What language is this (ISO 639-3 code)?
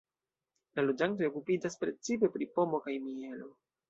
epo